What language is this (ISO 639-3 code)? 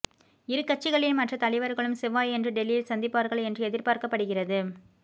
tam